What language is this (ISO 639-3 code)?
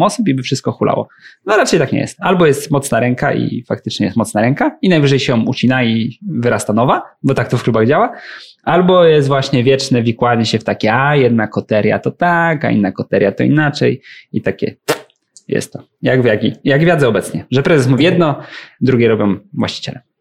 pol